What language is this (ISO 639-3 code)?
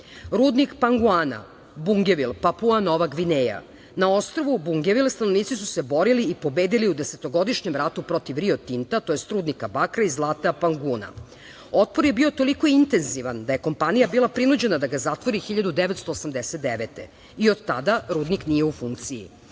srp